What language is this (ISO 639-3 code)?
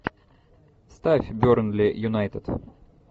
rus